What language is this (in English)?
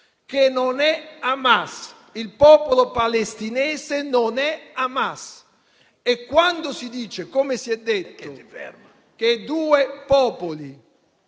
Italian